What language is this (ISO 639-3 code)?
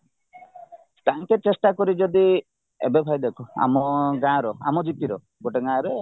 ori